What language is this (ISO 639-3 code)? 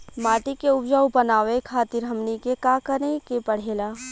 bho